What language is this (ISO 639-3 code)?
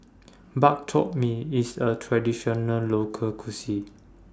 eng